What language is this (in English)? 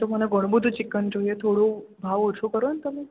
Gujarati